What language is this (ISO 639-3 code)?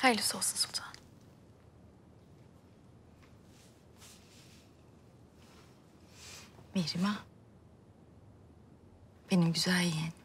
tur